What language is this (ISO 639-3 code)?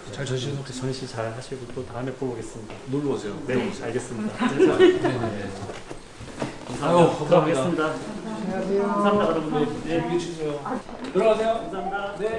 kor